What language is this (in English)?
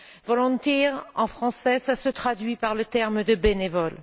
French